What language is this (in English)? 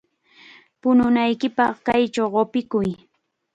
Chiquián Ancash Quechua